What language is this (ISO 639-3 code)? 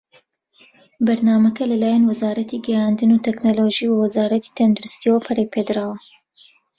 ckb